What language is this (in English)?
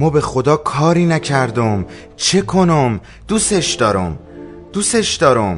Persian